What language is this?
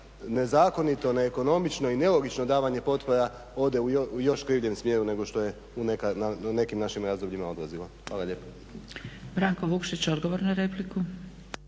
Croatian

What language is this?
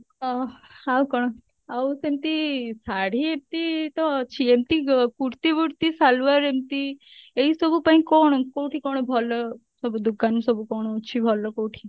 Odia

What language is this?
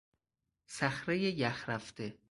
Persian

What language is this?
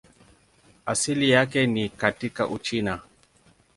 Swahili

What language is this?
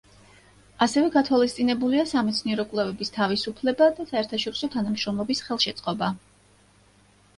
Georgian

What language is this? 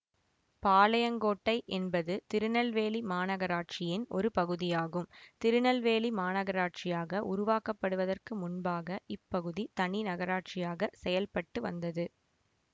Tamil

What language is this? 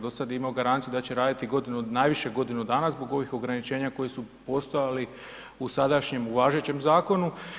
Croatian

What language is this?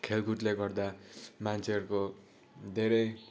Nepali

